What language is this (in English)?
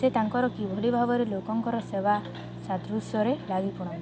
Odia